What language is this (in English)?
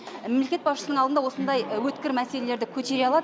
Kazakh